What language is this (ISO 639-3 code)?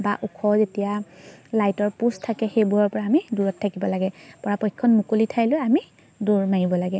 asm